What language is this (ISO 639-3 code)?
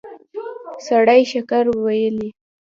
pus